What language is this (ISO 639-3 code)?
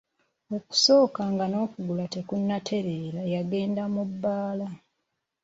lug